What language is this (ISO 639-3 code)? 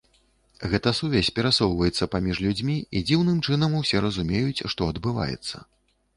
bel